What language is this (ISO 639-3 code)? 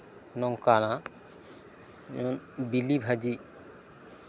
sat